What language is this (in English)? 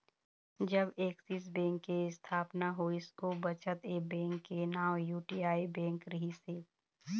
Chhattisgarhi